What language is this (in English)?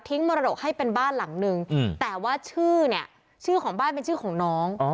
Thai